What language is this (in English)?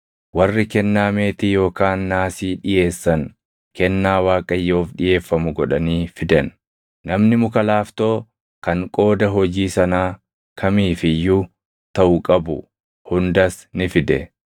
Oromo